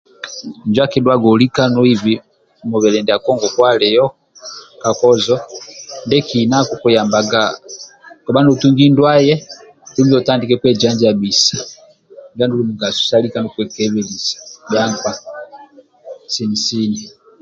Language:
Amba (Uganda)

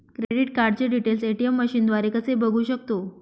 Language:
Marathi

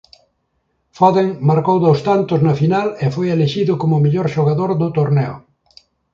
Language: Galician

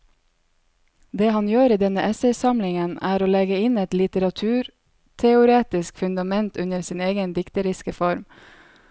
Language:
Norwegian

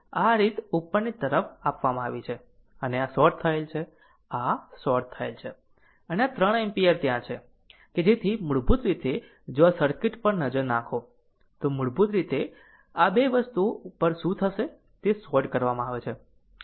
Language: Gujarati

